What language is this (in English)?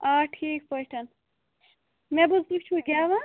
Kashmiri